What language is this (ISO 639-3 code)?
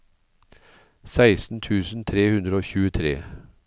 nor